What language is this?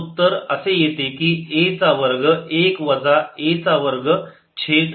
Marathi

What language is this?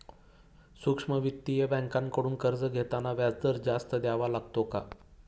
Marathi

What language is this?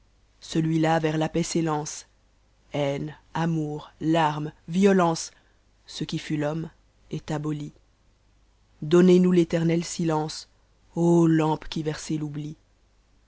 French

